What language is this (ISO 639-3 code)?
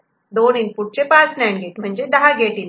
mar